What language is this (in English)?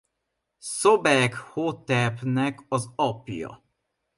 Hungarian